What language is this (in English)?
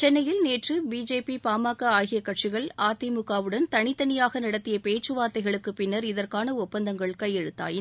Tamil